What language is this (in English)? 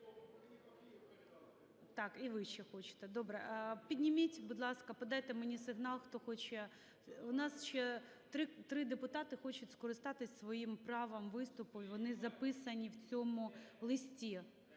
Ukrainian